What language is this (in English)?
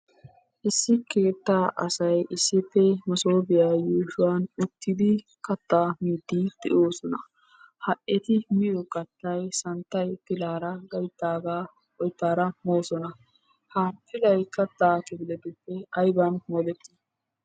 Wolaytta